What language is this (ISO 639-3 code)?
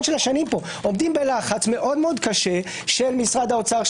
heb